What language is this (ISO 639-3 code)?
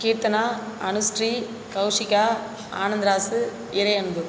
tam